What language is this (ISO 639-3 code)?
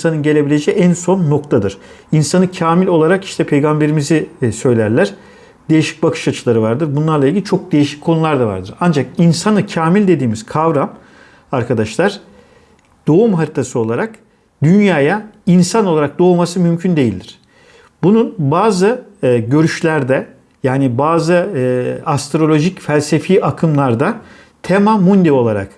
tur